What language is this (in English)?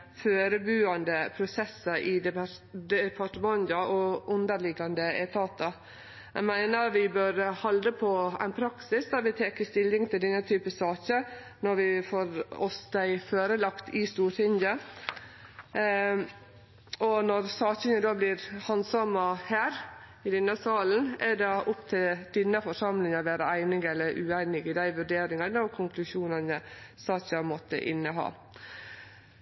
Norwegian Nynorsk